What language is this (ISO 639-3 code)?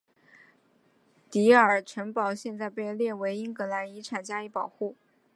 zho